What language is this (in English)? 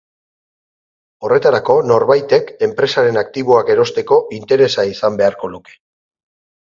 Basque